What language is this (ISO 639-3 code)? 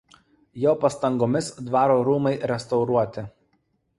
lit